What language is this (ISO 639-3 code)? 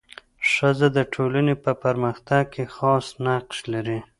pus